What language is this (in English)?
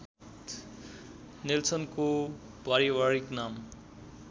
Nepali